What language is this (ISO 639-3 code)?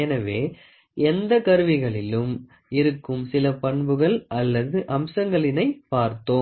tam